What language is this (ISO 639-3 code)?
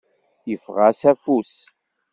kab